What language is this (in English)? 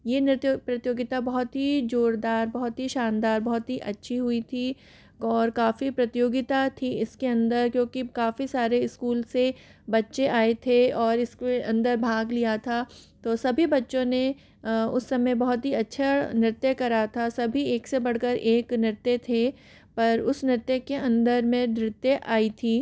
Hindi